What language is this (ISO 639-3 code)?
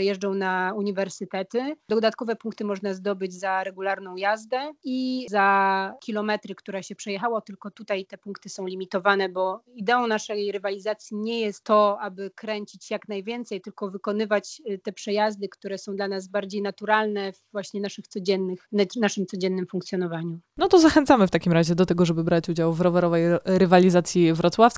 pol